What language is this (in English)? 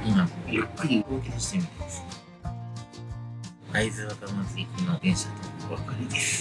Japanese